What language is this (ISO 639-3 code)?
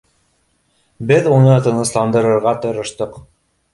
bak